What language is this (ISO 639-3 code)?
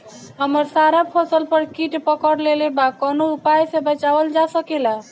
bho